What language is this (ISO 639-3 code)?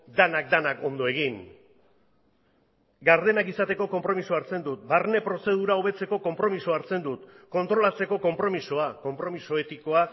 eus